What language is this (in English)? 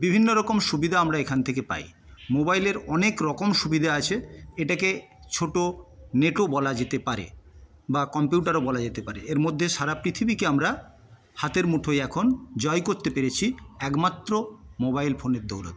Bangla